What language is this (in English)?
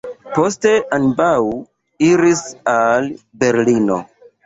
Esperanto